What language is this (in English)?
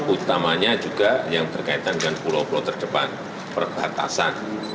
Indonesian